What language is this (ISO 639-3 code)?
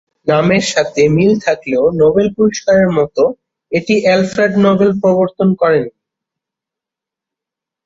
ben